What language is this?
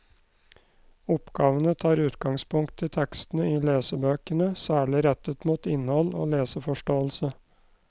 Norwegian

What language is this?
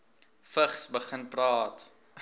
Afrikaans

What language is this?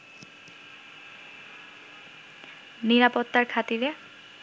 Bangla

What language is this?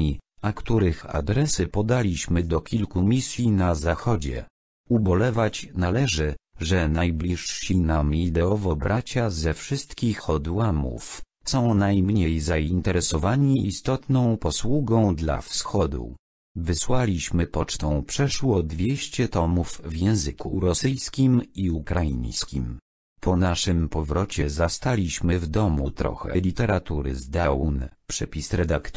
Polish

